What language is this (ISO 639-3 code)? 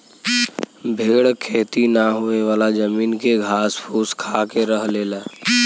bho